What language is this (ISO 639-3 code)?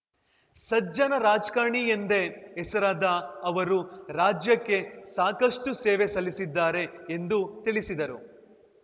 kan